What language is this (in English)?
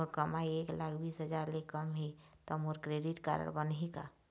Chhattisgarhi